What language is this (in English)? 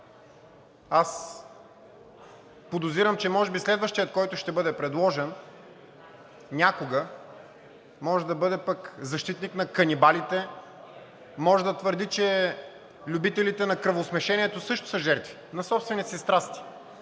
Bulgarian